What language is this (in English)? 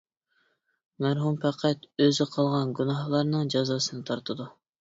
Uyghur